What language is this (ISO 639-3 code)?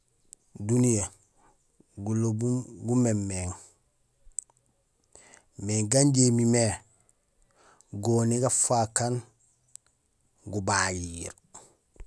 gsl